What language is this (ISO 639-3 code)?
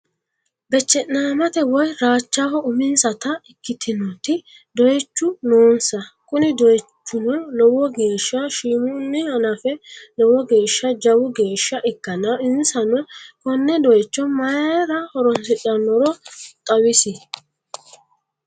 sid